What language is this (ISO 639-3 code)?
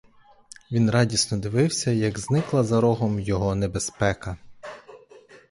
ukr